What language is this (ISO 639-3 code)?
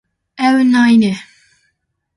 kur